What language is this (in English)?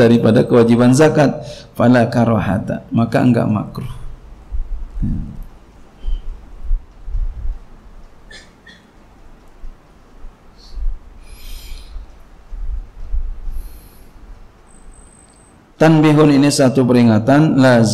Indonesian